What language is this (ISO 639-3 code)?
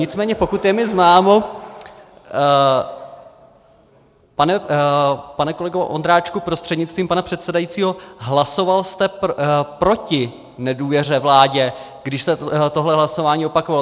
ces